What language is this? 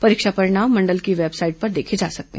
Hindi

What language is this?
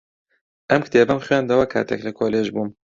Central Kurdish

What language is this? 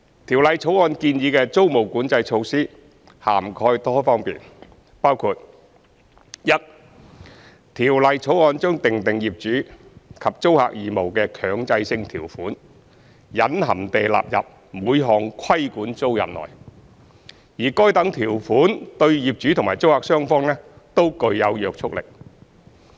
Cantonese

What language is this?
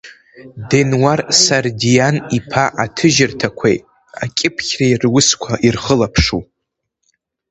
Abkhazian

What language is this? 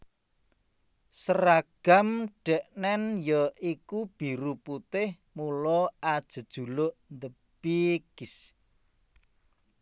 Javanese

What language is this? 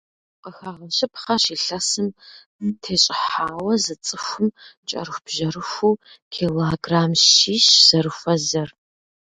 Kabardian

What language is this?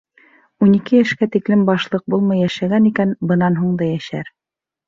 Bashkir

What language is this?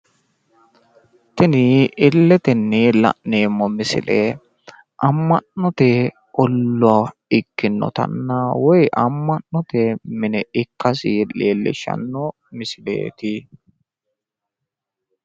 Sidamo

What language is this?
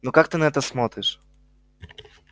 Russian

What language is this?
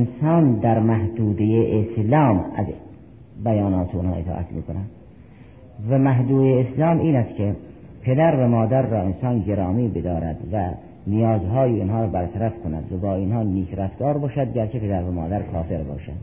Persian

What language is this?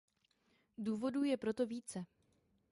Czech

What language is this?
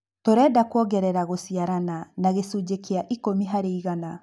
Kikuyu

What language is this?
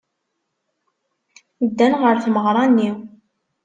Kabyle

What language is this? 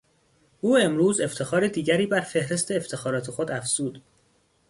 Persian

